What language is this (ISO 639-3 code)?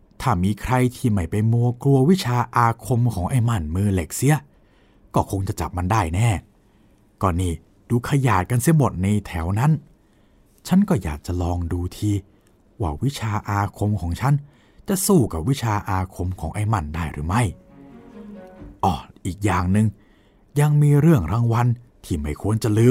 tha